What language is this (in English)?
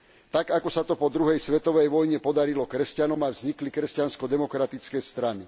Slovak